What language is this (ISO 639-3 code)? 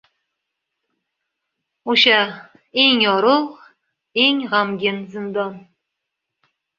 uzb